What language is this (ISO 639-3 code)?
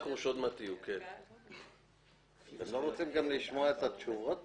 heb